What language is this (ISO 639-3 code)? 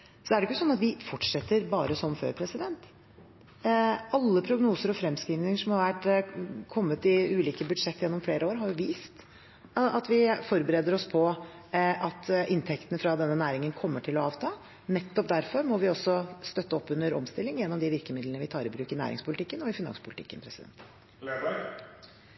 nob